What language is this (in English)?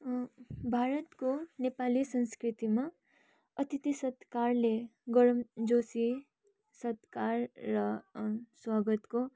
Nepali